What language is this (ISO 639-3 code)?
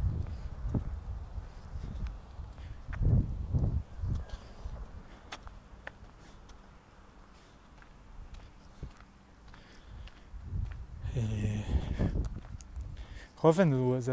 heb